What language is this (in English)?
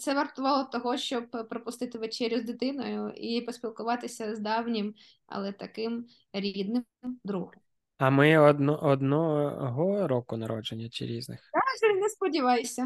Ukrainian